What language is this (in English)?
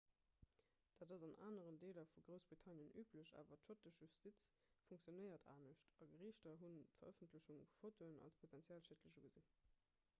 Luxembourgish